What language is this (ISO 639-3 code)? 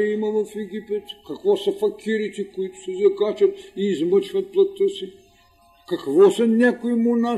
bul